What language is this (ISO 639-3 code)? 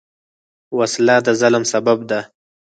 pus